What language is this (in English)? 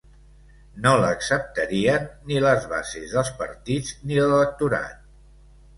Catalan